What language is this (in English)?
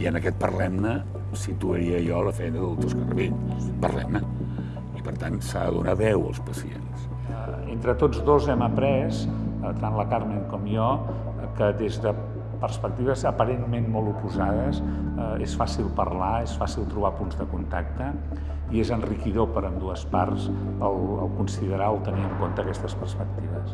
Catalan